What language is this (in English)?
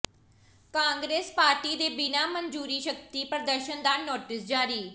Punjabi